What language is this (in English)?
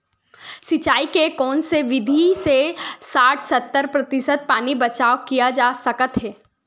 Chhattisgarhi